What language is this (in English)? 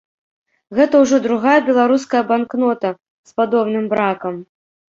Belarusian